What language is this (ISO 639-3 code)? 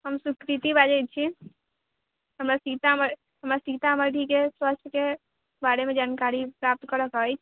mai